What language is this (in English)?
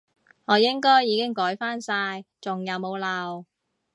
Cantonese